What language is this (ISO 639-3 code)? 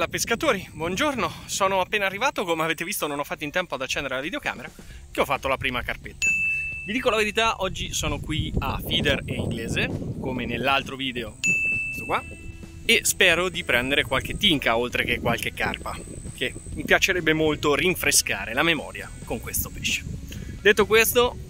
ita